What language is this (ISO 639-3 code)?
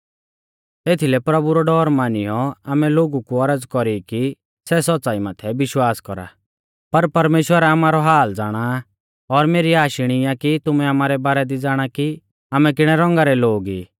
bfz